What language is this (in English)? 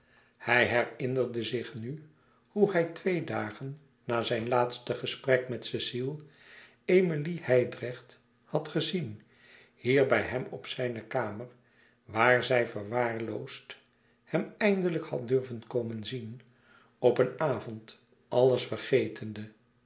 Dutch